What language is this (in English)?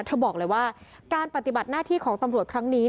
Thai